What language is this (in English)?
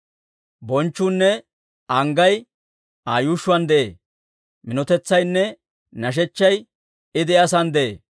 Dawro